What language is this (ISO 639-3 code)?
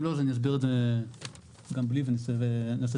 heb